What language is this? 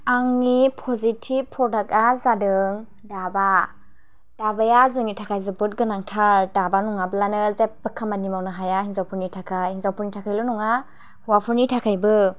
Bodo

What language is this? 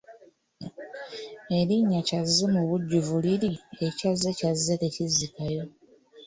Ganda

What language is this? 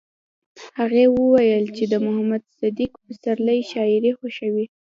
Pashto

